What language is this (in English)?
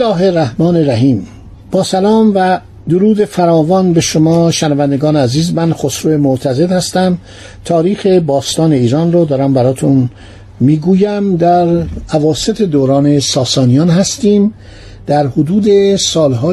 Persian